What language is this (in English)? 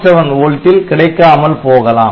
Tamil